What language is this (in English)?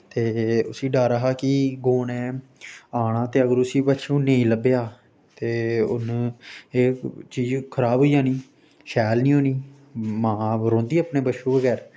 Dogri